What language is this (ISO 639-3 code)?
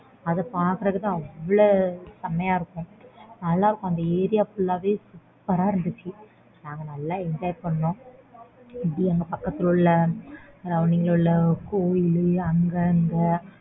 tam